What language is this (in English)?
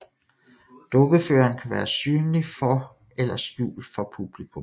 Danish